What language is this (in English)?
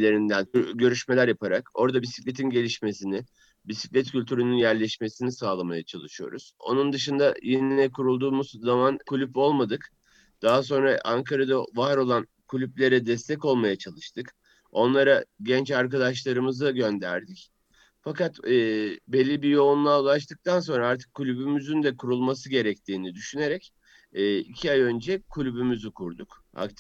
Turkish